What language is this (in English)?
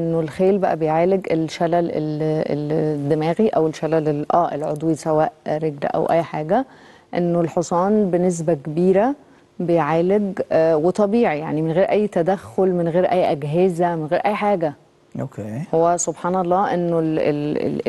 Arabic